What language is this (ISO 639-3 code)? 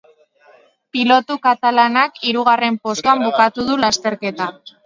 eus